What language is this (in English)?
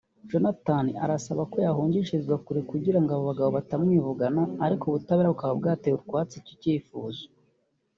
Kinyarwanda